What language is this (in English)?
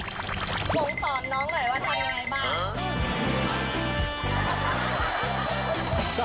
Thai